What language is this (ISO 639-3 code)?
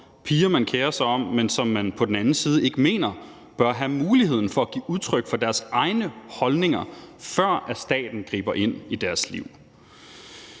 dan